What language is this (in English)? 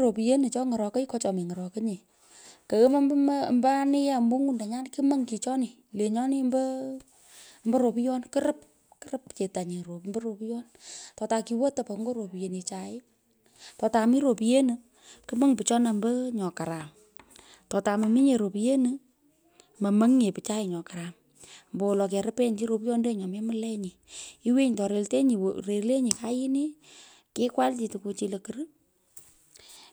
Pökoot